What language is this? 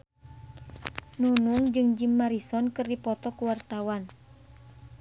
Sundanese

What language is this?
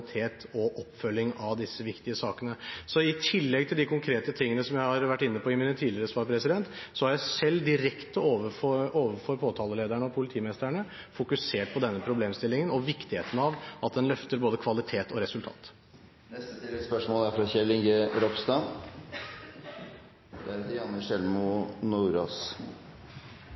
Norwegian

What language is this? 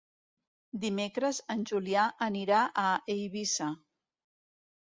Catalan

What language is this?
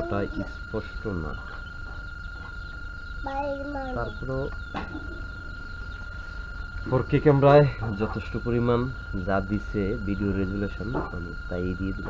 Bangla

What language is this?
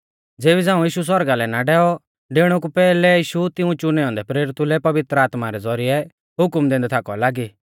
Mahasu Pahari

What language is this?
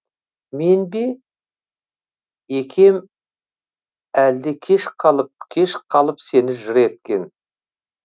Kazakh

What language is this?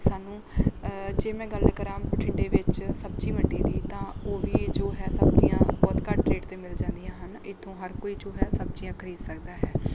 Punjabi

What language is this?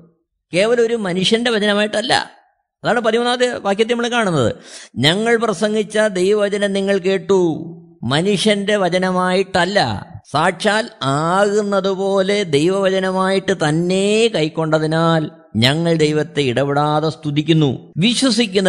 Malayalam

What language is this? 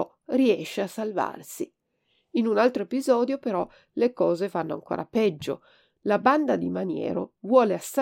Italian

